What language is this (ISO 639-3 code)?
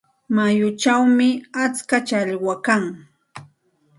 qxt